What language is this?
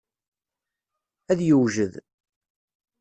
Kabyle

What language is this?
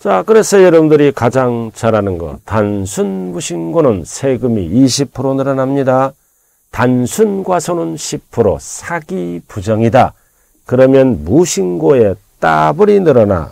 Korean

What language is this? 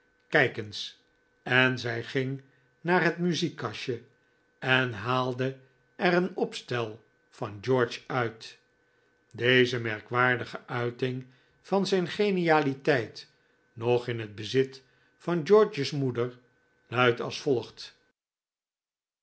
Dutch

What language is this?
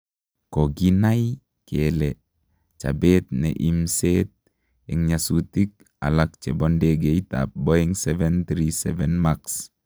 Kalenjin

